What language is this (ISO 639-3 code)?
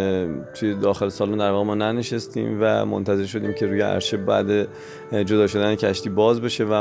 fas